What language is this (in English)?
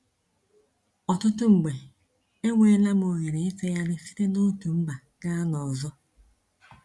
Igbo